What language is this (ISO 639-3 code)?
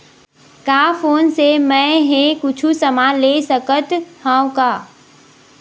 hne